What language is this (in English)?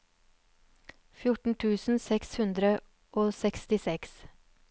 Norwegian